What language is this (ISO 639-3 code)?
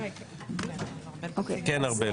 heb